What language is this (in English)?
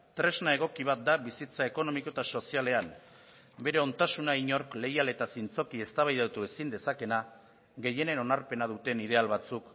Basque